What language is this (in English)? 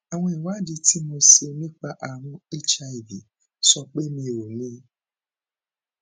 Yoruba